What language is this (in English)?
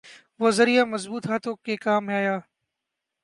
Urdu